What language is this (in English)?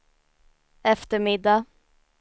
Swedish